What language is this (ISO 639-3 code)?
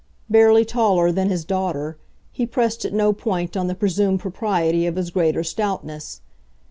eng